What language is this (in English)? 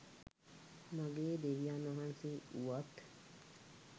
Sinhala